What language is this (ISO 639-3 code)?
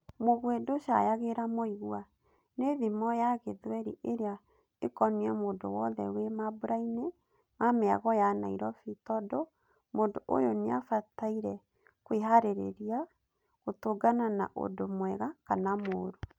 kik